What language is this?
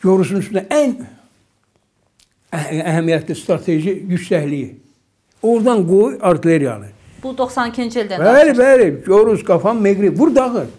Turkish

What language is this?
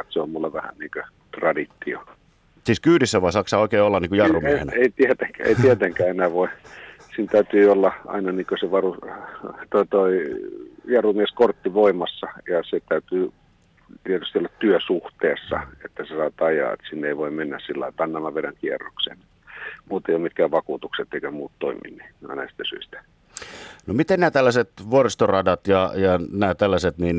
Finnish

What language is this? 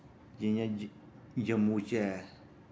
Dogri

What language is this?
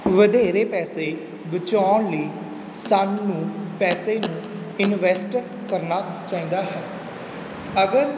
Punjabi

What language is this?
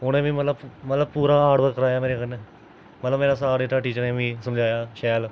Dogri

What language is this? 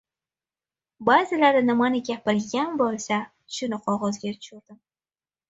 Uzbek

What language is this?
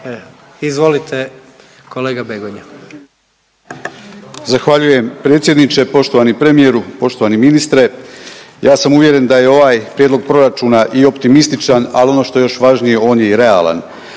Croatian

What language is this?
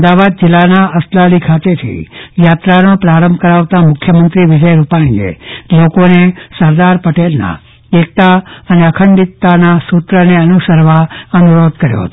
Gujarati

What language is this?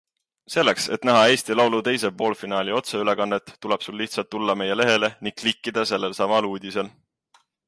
Estonian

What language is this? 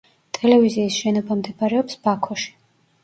Georgian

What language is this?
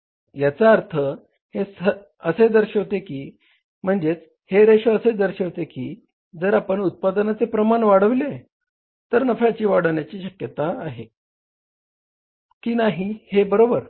Marathi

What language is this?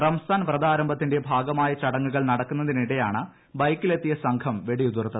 Malayalam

